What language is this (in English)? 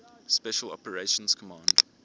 English